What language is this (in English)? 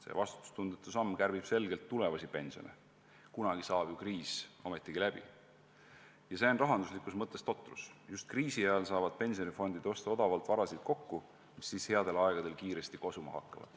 Estonian